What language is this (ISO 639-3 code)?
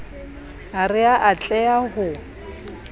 sot